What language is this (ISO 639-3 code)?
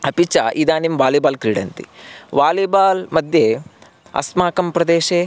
san